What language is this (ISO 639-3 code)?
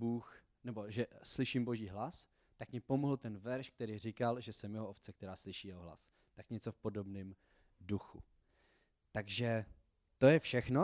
ces